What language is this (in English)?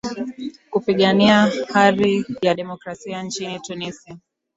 Swahili